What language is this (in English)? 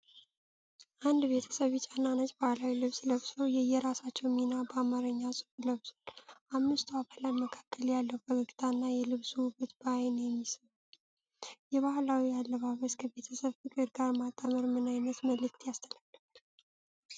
Amharic